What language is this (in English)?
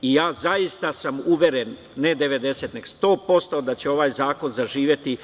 Serbian